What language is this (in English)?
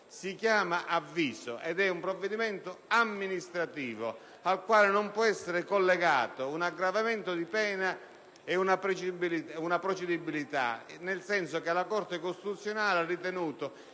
Italian